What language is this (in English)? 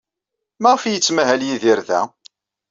Kabyle